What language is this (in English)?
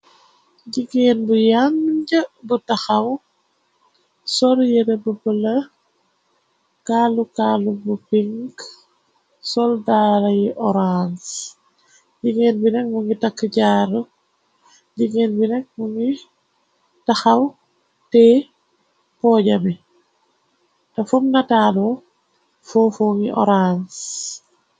Wolof